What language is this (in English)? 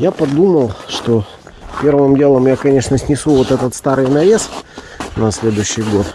Russian